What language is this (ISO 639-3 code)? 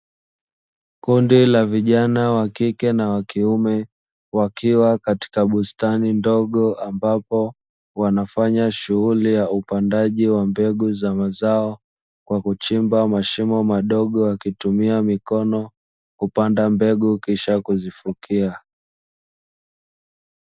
swa